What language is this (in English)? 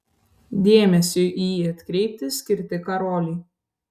Lithuanian